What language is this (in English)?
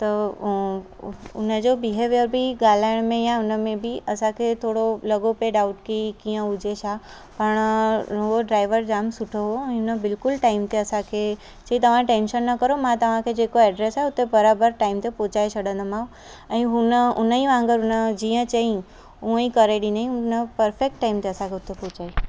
Sindhi